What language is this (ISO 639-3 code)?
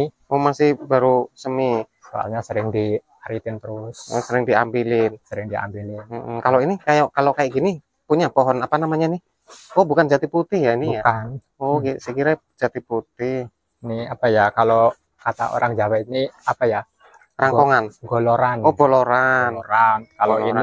ind